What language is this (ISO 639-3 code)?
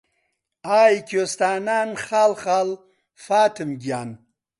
ckb